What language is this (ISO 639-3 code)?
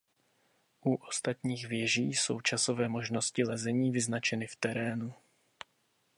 ces